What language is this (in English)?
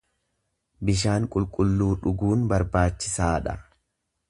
Oromo